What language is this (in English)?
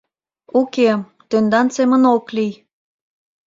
Mari